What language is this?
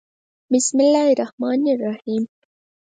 Pashto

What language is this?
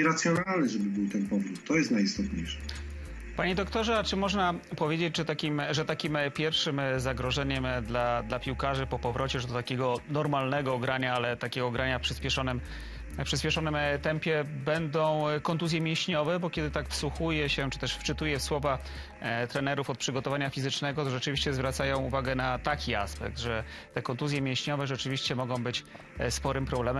Polish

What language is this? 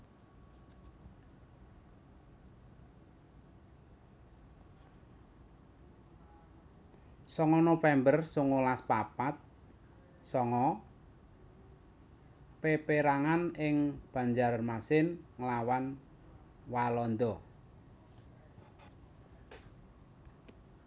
Javanese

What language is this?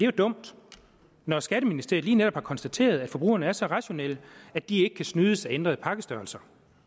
Danish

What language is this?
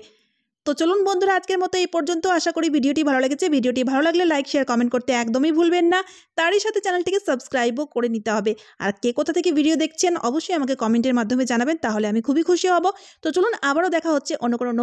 Bangla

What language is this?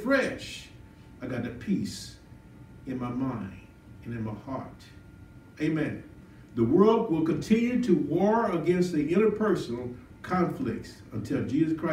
English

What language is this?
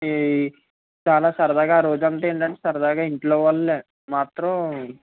Telugu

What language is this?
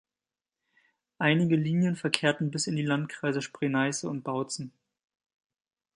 German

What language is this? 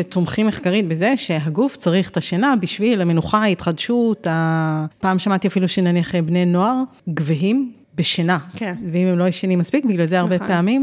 Hebrew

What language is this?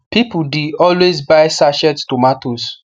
Nigerian Pidgin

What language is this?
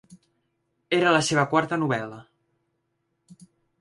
Catalan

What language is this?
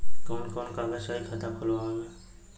Bhojpuri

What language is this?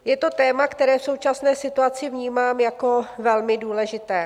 Czech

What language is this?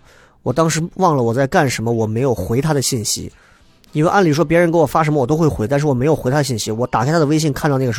Chinese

